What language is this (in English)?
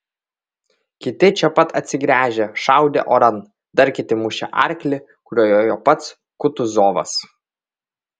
Lithuanian